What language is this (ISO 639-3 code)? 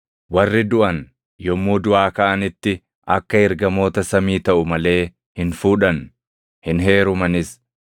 orm